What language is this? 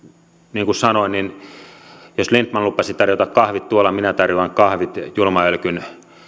Finnish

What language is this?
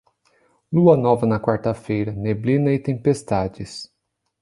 Portuguese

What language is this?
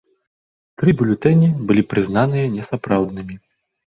Belarusian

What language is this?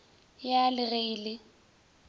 Northern Sotho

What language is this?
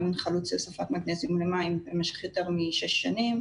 Hebrew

